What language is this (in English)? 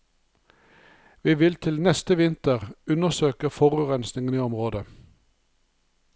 Norwegian